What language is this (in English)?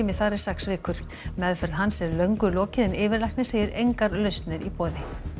Icelandic